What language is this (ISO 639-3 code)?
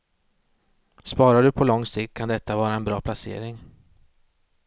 swe